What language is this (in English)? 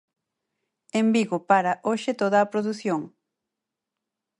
Galician